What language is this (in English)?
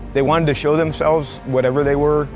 English